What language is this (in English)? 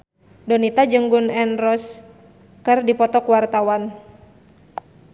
Sundanese